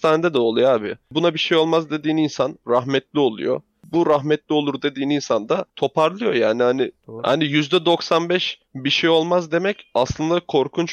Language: Turkish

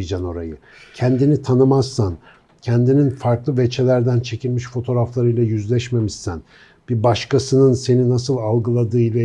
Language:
Turkish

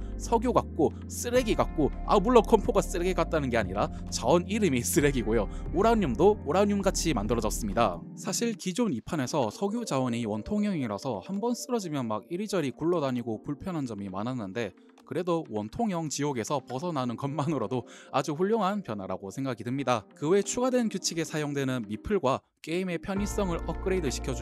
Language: Korean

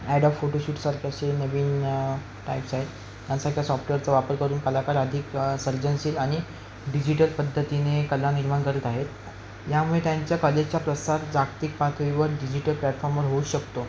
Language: Marathi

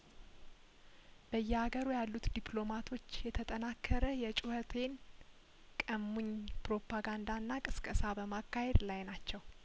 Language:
Amharic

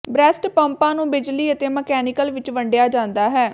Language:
Punjabi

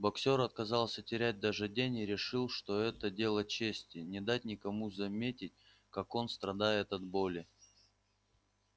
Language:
Russian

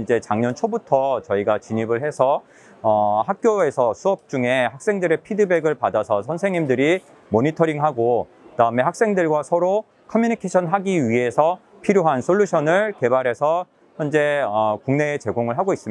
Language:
Korean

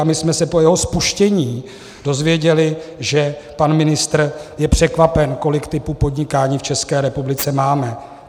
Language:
Czech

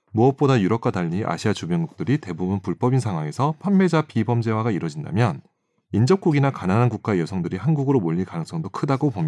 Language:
Korean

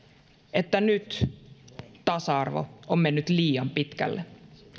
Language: Finnish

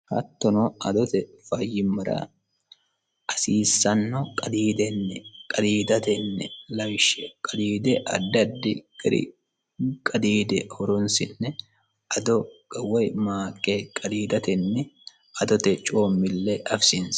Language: Sidamo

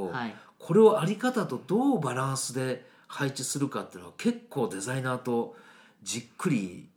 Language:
Japanese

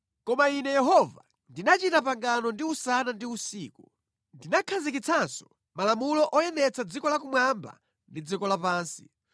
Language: Nyanja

